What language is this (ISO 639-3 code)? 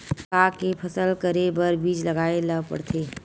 hne